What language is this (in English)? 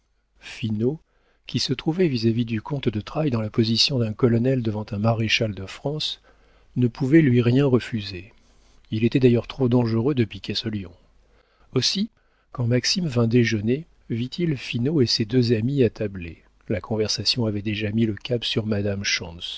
French